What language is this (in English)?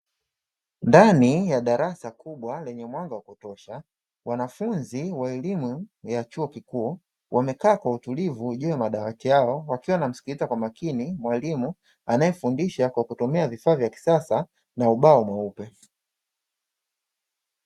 Swahili